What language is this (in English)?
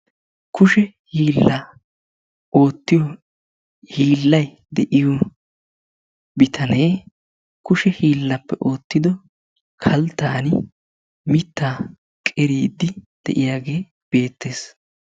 Wolaytta